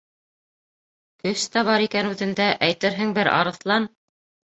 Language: Bashkir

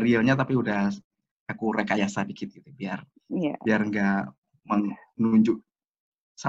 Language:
Indonesian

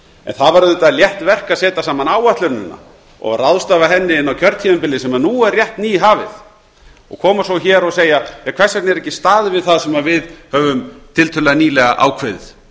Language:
Icelandic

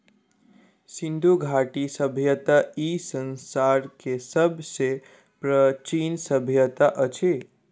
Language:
Maithili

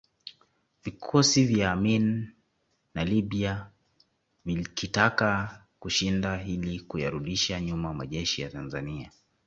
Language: Swahili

